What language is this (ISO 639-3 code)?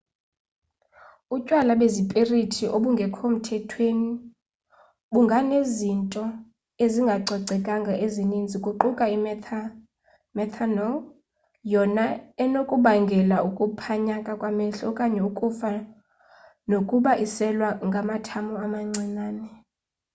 xho